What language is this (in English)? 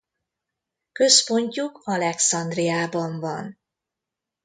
Hungarian